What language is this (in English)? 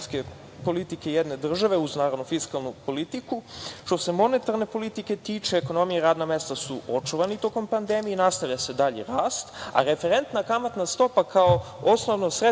Serbian